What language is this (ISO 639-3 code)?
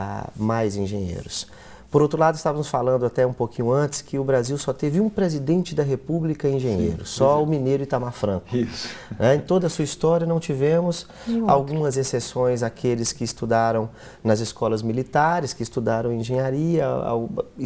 por